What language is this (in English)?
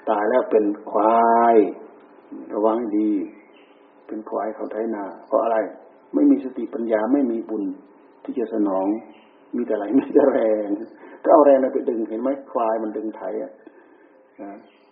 Thai